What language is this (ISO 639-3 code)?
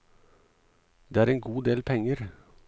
nor